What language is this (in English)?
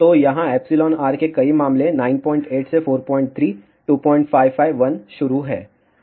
Hindi